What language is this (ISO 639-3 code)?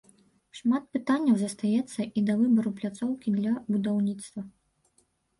bel